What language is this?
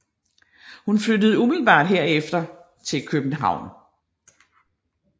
Danish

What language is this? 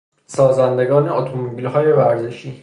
Persian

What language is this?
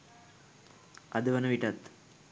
Sinhala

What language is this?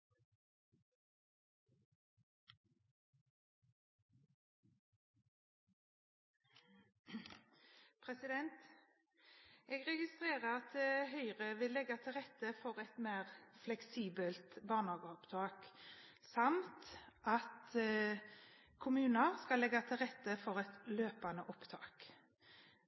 Norwegian Bokmål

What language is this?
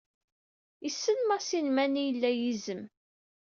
Kabyle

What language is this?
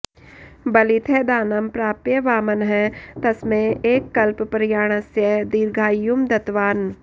Sanskrit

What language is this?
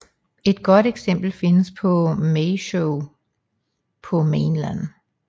Danish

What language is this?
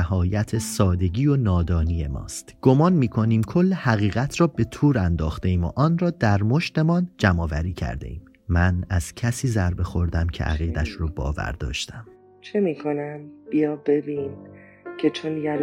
Persian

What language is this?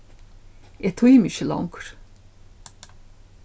Faroese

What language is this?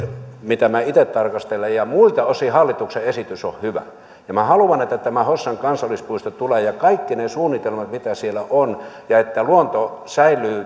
Finnish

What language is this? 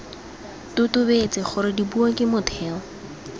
Tswana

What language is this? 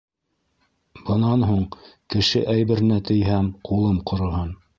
Bashkir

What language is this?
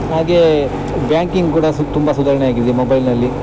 Kannada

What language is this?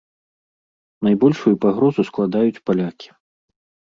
Belarusian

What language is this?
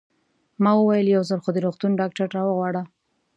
Pashto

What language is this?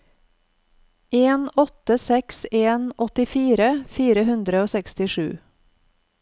Norwegian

